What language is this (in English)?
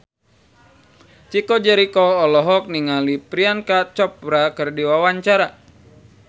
Sundanese